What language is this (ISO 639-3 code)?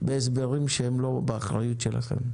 heb